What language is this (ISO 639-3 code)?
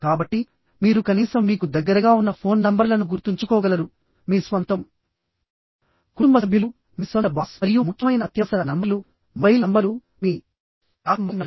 tel